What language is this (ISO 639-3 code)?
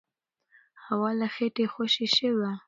pus